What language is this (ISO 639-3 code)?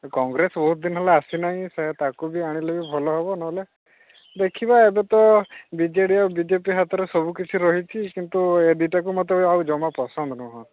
ori